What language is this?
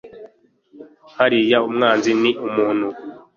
Kinyarwanda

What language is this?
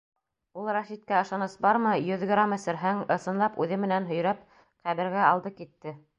Bashkir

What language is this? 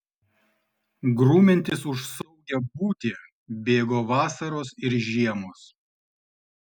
Lithuanian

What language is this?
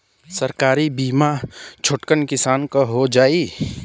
Bhojpuri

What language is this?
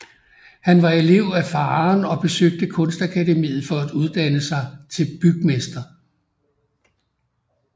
Danish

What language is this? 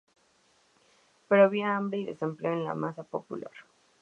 Spanish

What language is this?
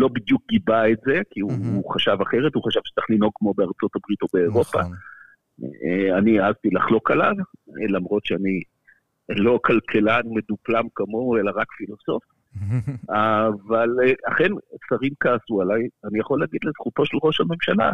Hebrew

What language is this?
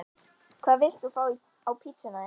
Icelandic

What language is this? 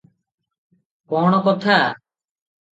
Odia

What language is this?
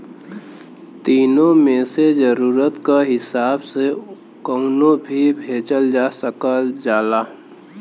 Bhojpuri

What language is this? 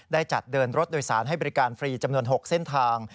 Thai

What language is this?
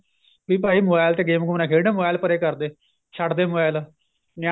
Punjabi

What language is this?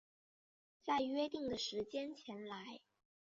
Chinese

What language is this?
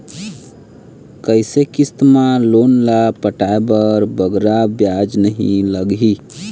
Chhattisgarhi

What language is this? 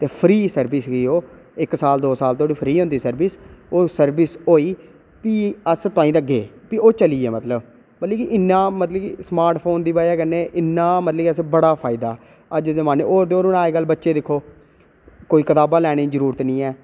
Dogri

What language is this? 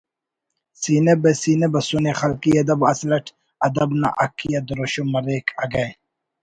Brahui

